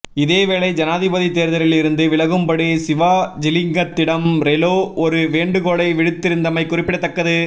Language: Tamil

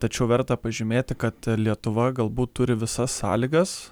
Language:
Lithuanian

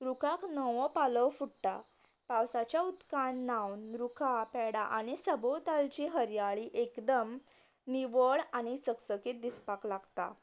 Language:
Konkani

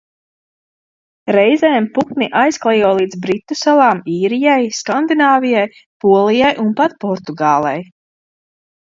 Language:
Latvian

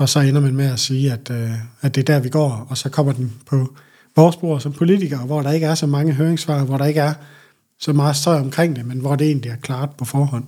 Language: Danish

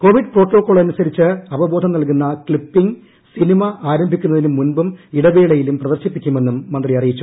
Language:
Malayalam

